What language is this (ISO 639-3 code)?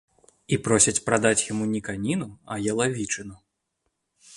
bel